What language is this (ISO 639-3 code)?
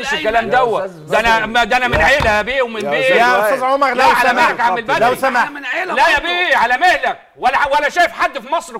ara